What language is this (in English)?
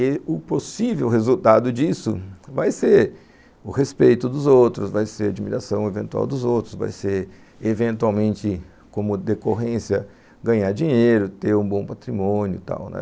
Portuguese